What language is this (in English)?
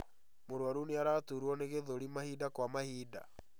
Kikuyu